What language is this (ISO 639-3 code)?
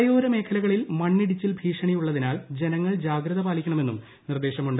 mal